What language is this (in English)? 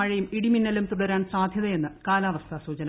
Malayalam